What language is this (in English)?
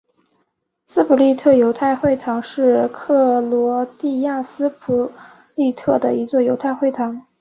Chinese